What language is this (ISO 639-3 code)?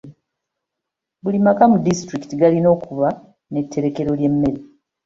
lug